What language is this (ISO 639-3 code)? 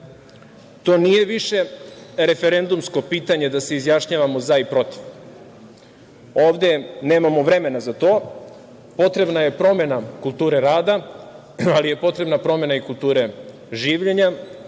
srp